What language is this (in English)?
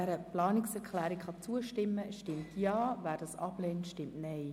Swiss German